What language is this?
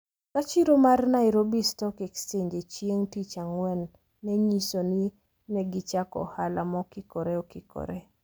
Luo (Kenya and Tanzania)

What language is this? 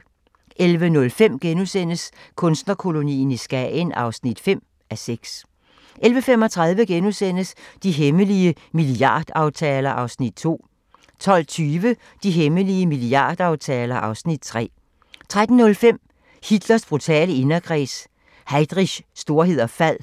Danish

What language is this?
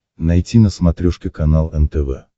Russian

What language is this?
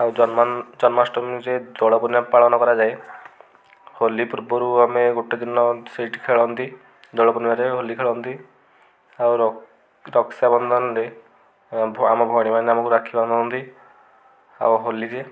Odia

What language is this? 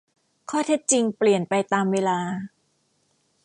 Thai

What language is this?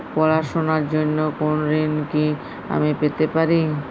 Bangla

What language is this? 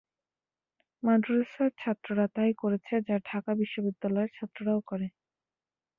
Bangla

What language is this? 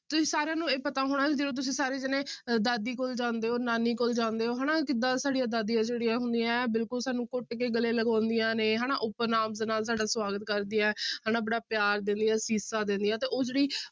Punjabi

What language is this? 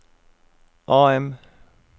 Norwegian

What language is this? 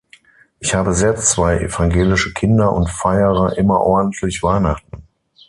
German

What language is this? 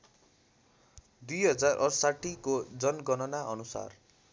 Nepali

